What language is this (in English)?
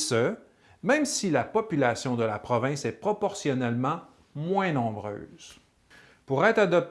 French